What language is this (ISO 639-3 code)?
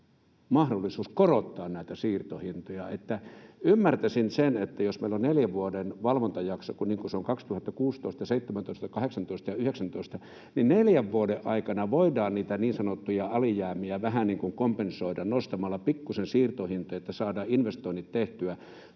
fin